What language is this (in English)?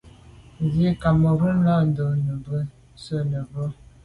Medumba